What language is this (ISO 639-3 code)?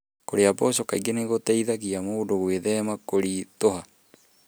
kik